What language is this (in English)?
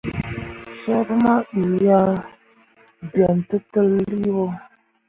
Mundang